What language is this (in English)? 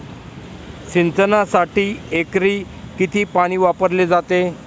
Marathi